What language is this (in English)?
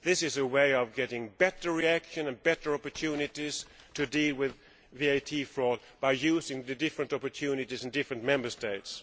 English